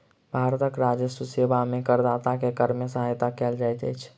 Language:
Maithili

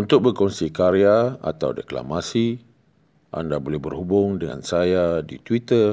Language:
Malay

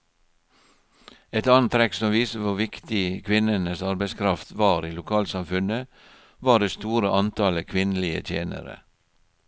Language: Norwegian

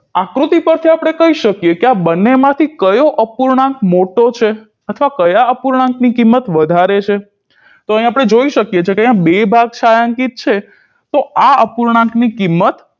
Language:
Gujarati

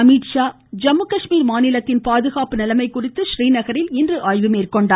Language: Tamil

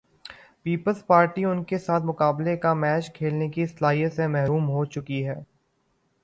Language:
Urdu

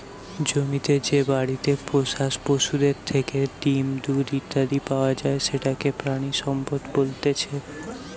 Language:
Bangla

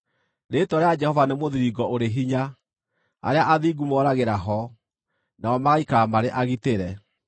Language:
Kikuyu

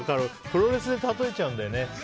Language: Japanese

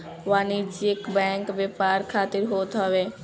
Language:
Bhojpuri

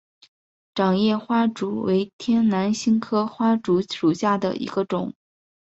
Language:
Chinese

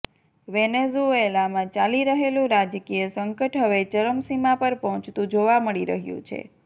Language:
Gujarati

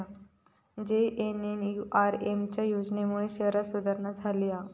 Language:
Marathi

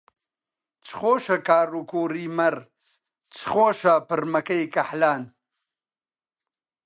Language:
Central Kurdish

